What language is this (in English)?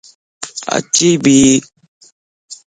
Lasi